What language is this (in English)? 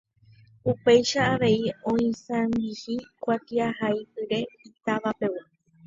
Guarani